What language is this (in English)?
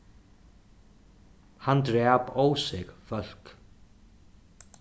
Faroese